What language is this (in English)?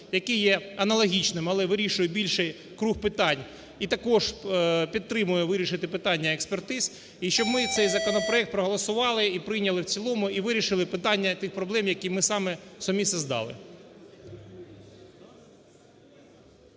Ukrainian